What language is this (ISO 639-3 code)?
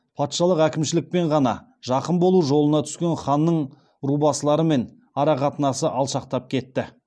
kaz